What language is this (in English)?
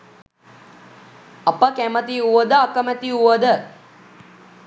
Sinhala